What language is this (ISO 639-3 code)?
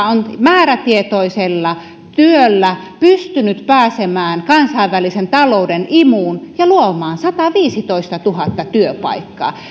fin